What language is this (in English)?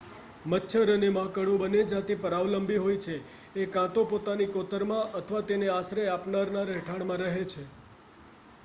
Gujarati